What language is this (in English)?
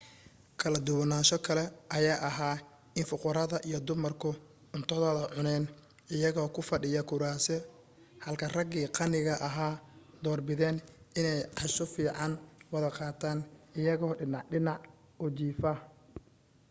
Somali